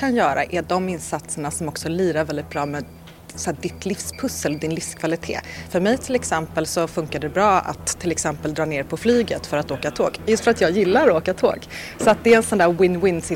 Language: Swedish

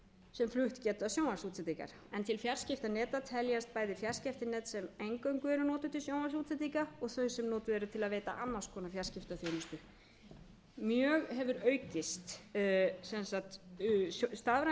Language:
Icelandic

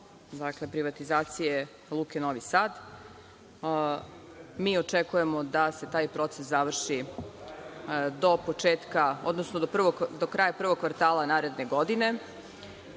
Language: Serbian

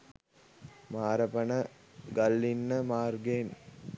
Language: Sinhala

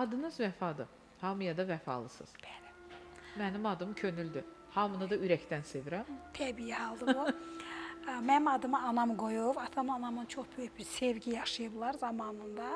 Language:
Turkish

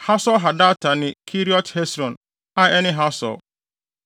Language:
Akan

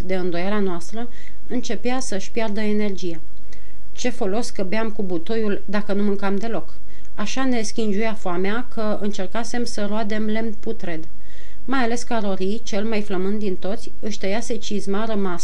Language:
Romanian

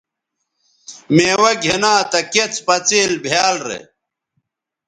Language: Bateri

